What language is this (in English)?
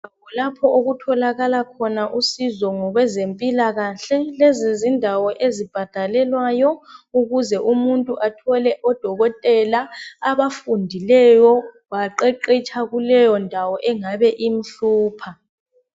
North Ndebele